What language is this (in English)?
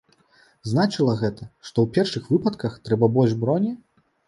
Belarusian